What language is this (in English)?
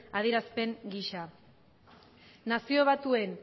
Basque